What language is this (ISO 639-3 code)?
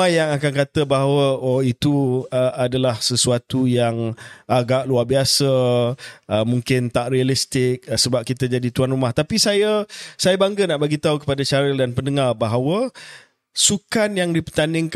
msa